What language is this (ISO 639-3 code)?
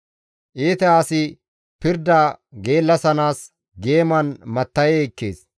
gmv